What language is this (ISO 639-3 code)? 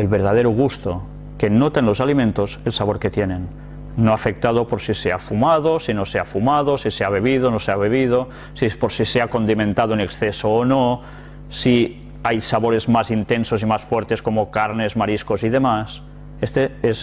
spa